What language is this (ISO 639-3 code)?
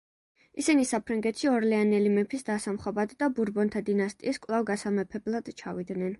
kat